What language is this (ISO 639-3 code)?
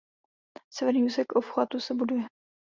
ces